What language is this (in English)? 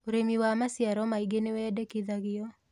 Kikuyu